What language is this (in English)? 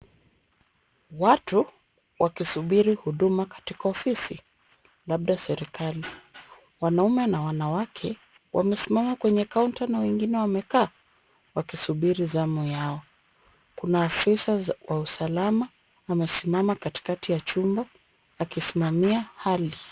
Swahili